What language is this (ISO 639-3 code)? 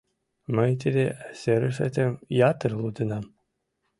chm